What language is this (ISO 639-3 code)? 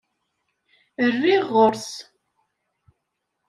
kab